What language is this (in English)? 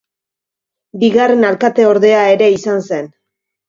Basque